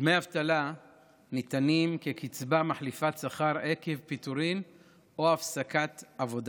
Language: Hebrew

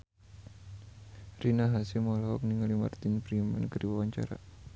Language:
Sundanese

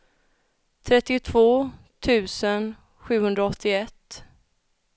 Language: Swedish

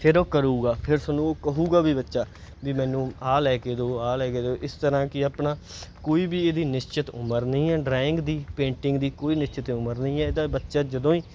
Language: Punjabi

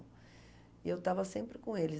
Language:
Portuguese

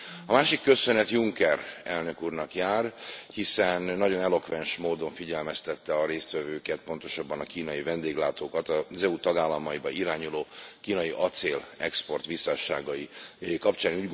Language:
Hungarian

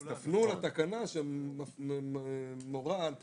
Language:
Hebrew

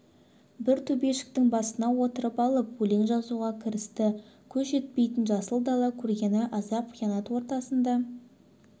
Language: Kazakh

